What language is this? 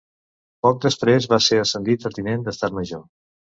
Catalan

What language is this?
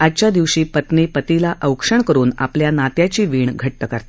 Marathi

